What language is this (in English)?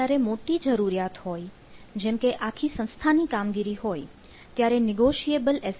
Gujarati